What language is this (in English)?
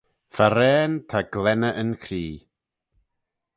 Manx